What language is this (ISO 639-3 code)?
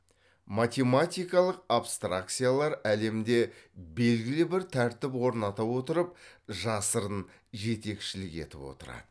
kaz